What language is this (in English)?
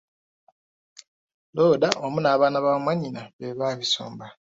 Ganda